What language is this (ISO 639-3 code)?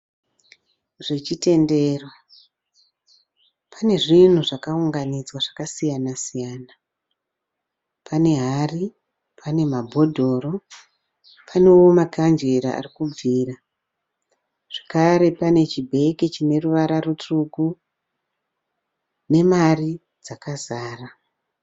sna